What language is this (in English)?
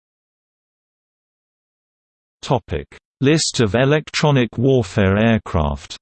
English